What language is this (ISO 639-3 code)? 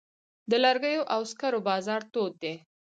pus